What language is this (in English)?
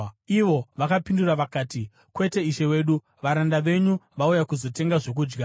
Shona